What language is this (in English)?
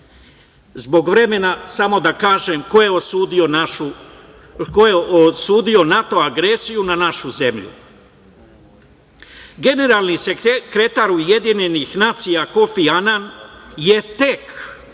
Serbian